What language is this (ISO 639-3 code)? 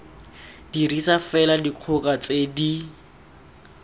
tsn